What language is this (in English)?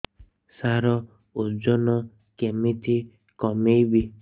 Odia